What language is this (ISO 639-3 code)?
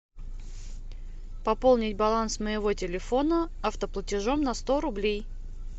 rus